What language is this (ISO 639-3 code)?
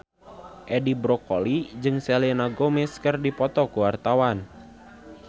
sun